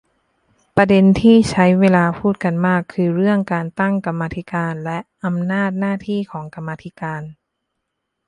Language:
Thai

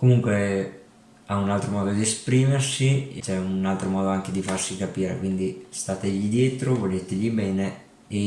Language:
Italian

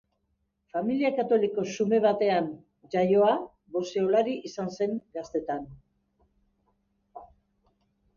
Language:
Basque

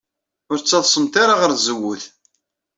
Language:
Kabyle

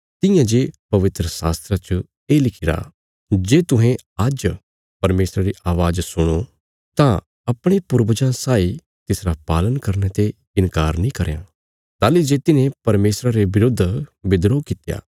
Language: Bilaspuri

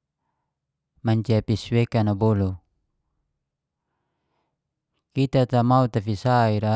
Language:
Geser-Gorom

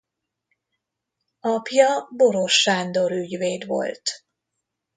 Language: Hungarian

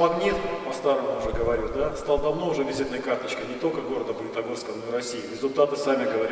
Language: Russian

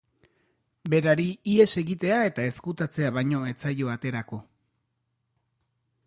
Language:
Basque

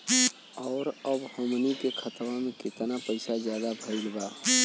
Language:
Bhojpuri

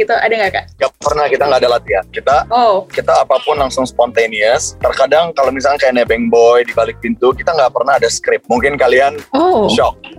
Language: Indonesian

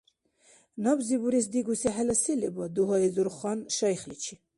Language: Dargwa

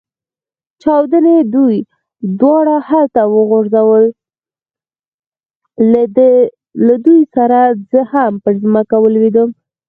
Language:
Pashto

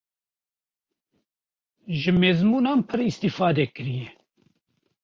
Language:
Kurdish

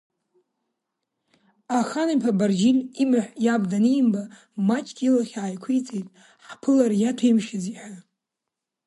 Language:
Abkhazian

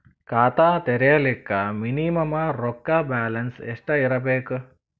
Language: Kannada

